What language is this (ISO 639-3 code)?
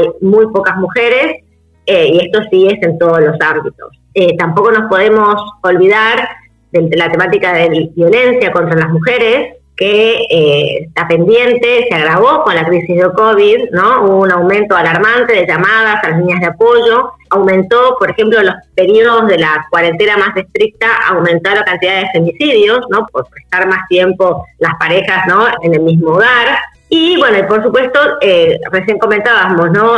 spa